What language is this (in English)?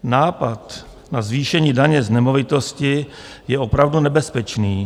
Czech